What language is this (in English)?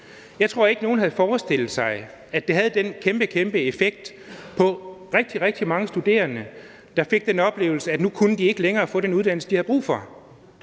Danish